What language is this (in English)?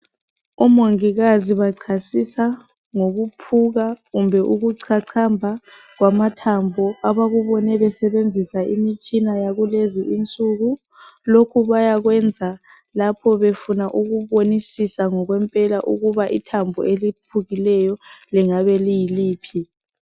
North Ndebele